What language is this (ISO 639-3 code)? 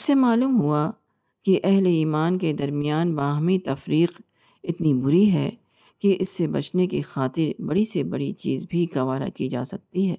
urd